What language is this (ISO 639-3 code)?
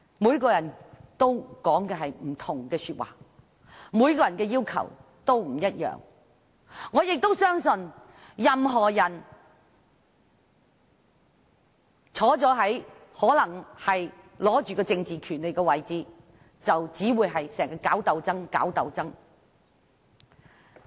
yue